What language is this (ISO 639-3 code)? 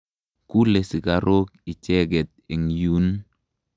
kln